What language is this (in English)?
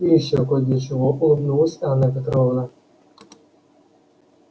Russian